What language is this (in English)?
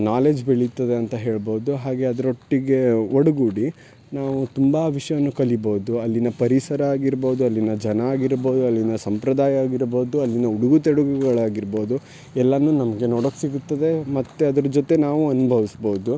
Kannada